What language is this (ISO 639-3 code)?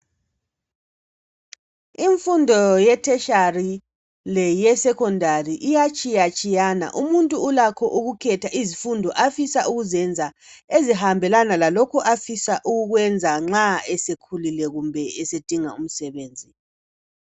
nde